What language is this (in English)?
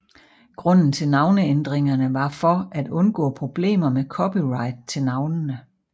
Danish